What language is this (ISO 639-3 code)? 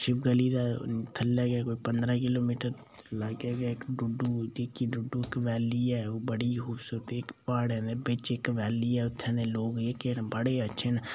doi